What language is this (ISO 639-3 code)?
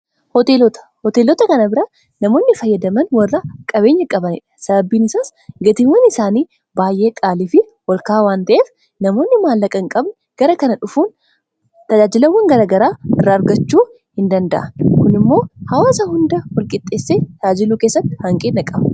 orm